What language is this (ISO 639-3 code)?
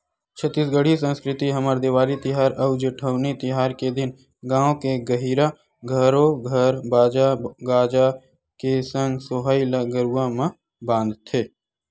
hne